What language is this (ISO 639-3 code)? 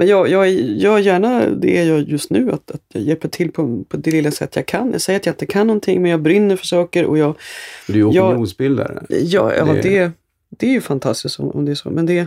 swe